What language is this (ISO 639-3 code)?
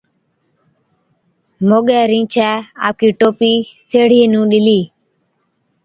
odk